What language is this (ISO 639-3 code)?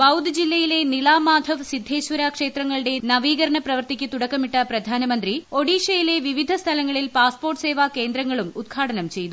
mal